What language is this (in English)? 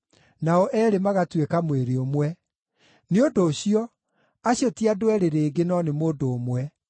Kikuyu